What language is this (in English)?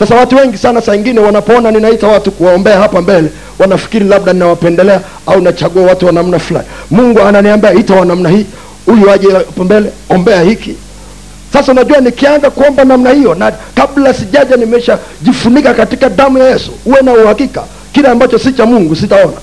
Swahili